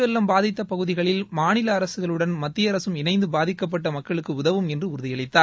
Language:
Tamil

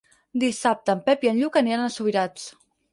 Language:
Catalan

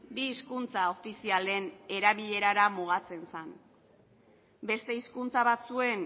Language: Basque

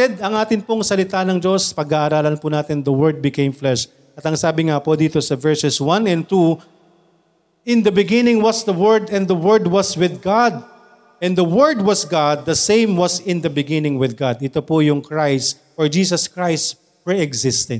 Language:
Filipino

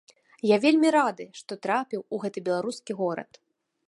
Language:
Belarusian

